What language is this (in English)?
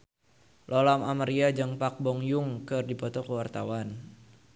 Sundanese